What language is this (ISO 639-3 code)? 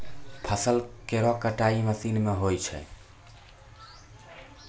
mai